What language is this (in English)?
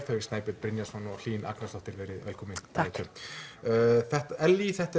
Icelandic